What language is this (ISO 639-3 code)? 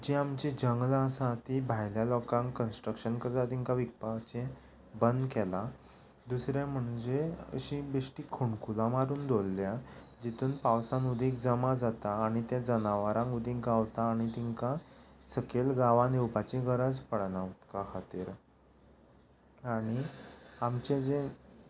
kok